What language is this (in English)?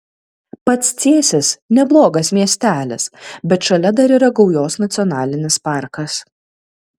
Lithuanian